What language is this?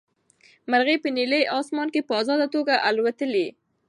Pashto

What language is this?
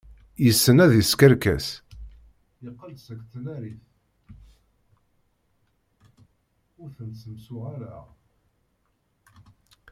Kabyle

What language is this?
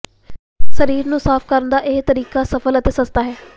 Punjabi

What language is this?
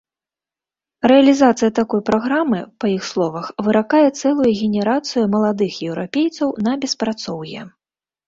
Belarusian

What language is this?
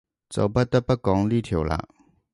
Cantonese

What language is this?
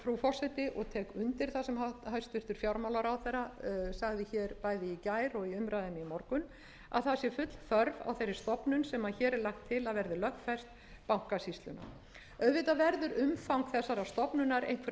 Icelandic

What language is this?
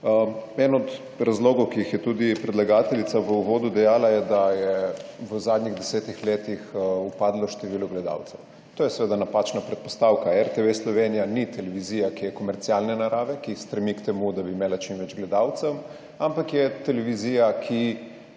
Slovenian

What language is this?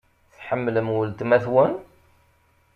Kabyle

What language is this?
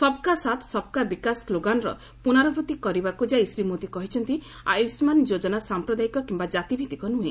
Odia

